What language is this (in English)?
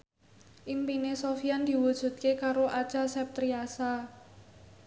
Javanese